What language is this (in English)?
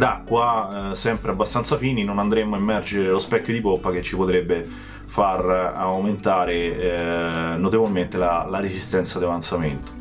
Italian